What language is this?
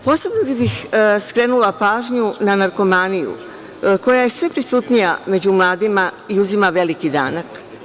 Serbian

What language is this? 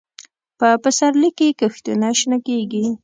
Pashto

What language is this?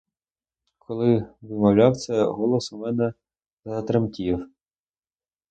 Ukrainian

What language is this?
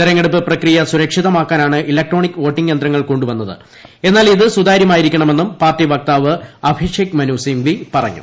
Malayalam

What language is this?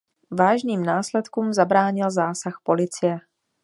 Czech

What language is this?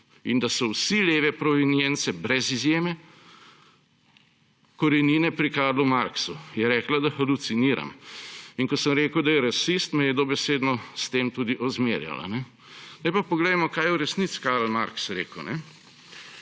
Slovenian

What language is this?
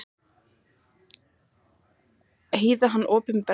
Icelandic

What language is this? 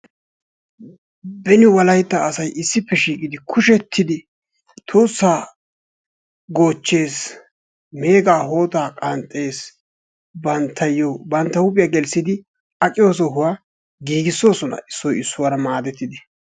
Wolaytta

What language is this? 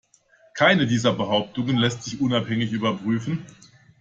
German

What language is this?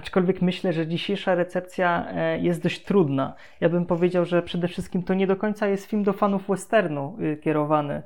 Polish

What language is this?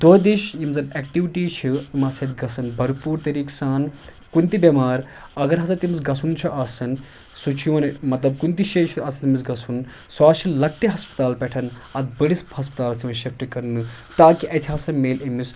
Kashmiri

